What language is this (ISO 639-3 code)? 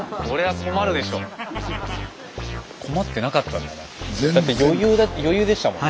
jpn